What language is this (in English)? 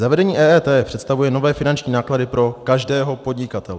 Czech